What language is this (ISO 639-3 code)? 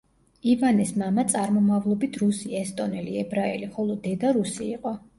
kat